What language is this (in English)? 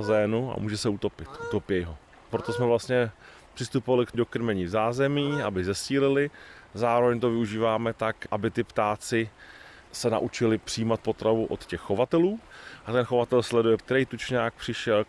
Czech